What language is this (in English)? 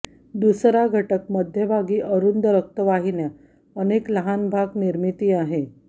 Marathi